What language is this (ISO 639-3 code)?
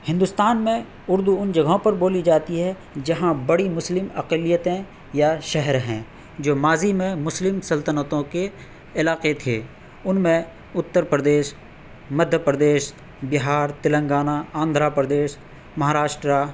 urd